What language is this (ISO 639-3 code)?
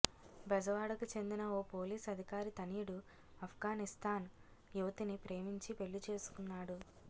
tel